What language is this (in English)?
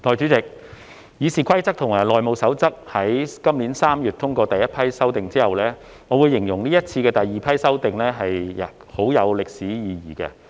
Cantonese